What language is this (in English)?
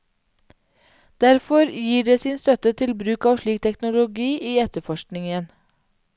Norwegian